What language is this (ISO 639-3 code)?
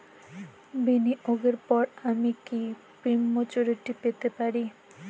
ben